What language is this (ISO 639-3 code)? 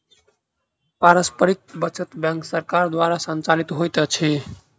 mai